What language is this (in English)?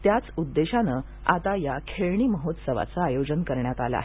Marathi